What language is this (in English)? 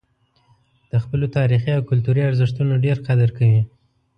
Pashto